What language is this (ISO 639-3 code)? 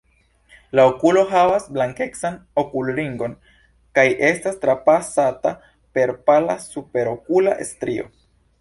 epo